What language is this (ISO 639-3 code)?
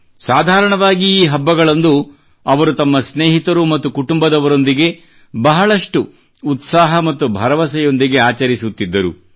kan